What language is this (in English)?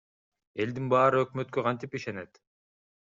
Kyrgyz